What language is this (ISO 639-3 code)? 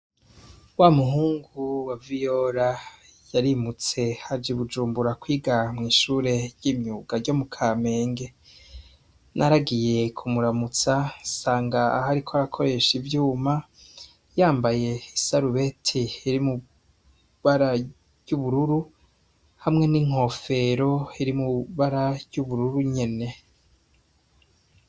run